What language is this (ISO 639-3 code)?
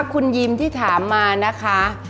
tha